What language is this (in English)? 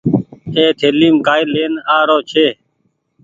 Goaria